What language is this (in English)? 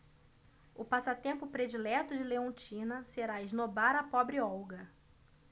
Portuguese